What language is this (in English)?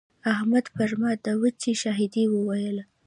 Pashto